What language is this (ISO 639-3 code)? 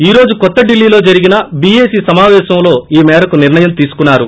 tel